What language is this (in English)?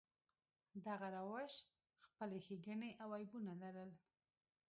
Pashto